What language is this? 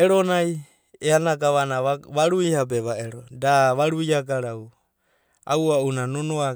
Abadi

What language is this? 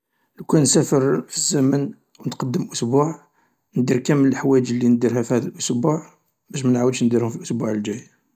Algerian Arabic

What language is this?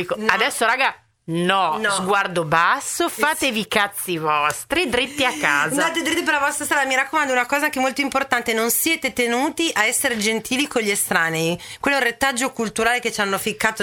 Italian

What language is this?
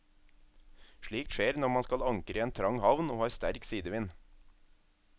Norwegian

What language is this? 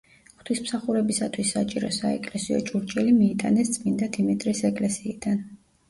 Georgian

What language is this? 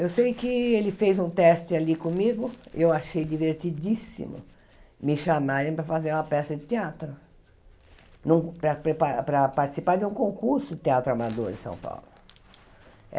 Portuguese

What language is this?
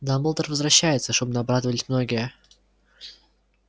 Russian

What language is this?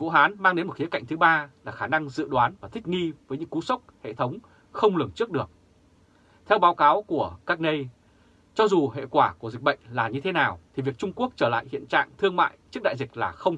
Vietnamese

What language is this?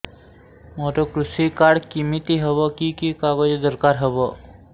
Odia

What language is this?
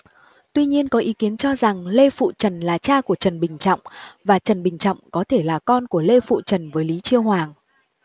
Vietnamese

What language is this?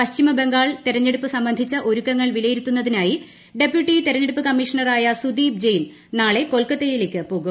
Malayalam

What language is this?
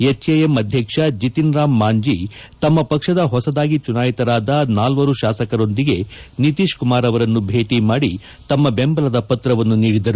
Kannada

